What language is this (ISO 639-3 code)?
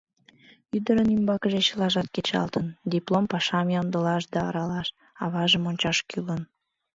chm